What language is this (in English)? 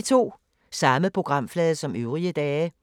Danish